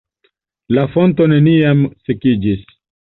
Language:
Esperanto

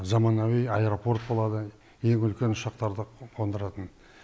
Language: Kazakh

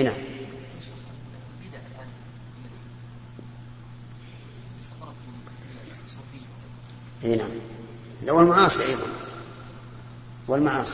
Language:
Arabic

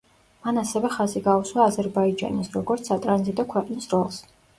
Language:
Georgian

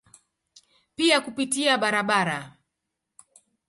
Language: Swahili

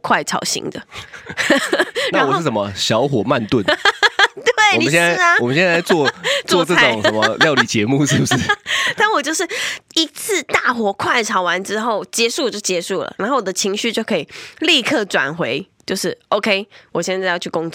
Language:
Chinese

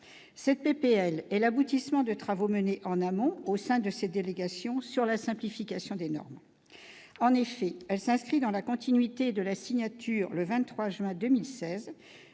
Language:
French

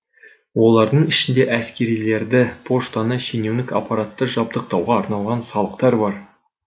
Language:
Kazakh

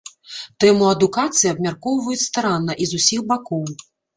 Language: Belarusian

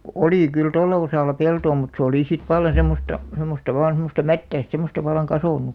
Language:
Finnish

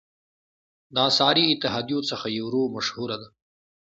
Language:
Pashto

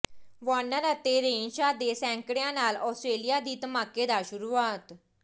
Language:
Punjabi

